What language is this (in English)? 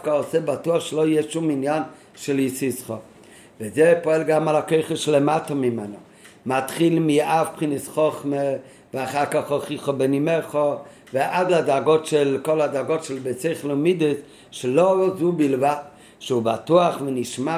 Hebrew